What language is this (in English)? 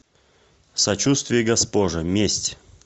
Russian